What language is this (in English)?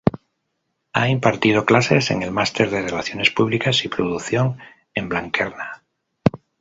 Spanish